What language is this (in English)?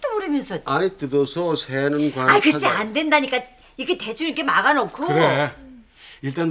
Korean